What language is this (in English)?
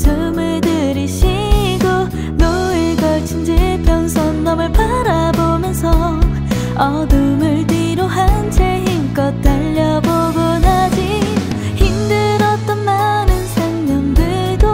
Korean